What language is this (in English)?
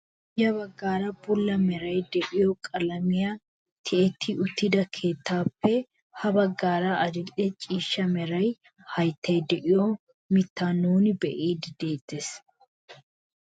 Wolaytta